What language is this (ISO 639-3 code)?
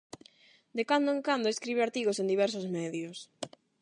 glg